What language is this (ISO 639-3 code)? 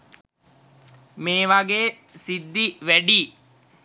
sin